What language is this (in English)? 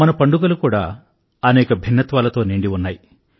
Telugu